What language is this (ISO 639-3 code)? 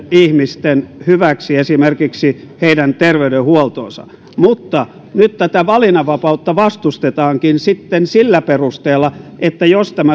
fin